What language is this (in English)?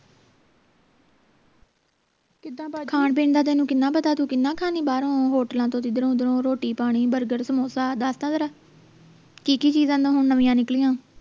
Punjabi